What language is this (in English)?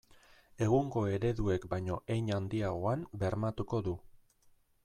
Basque